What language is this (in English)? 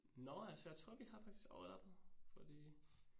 Danish